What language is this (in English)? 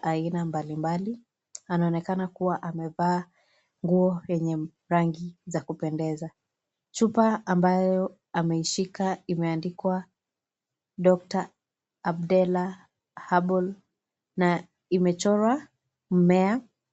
Swahili